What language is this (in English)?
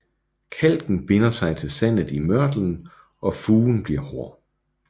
Danish